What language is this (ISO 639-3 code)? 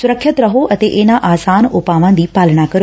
pan